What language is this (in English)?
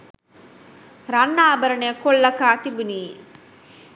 Sinhala